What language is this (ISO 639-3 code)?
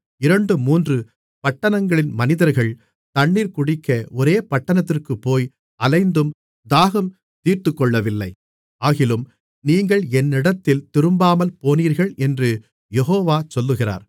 tam